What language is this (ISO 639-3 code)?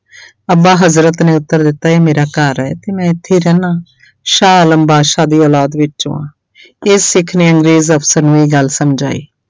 pan